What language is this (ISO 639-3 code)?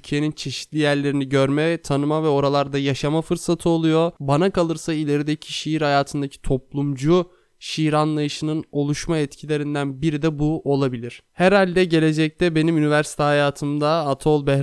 tur